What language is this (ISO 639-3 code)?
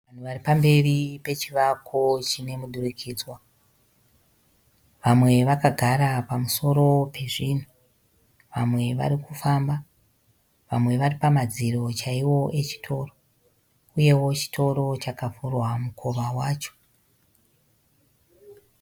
sna